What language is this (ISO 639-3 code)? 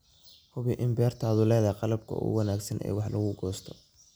som